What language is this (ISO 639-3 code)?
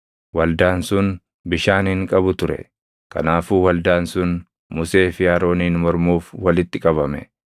orm